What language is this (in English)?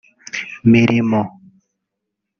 Kinyarwanda